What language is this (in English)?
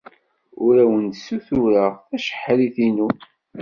Kabyle